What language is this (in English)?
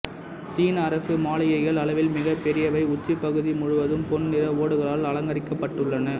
Tamil